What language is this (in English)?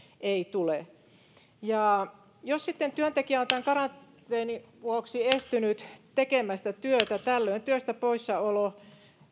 Finnish